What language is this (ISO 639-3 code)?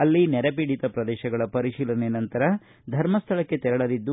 kan